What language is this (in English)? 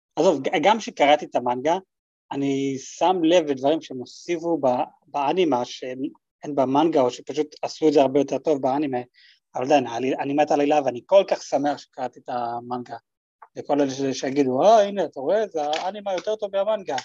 Hebrew